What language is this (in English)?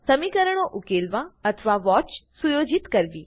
Gujarati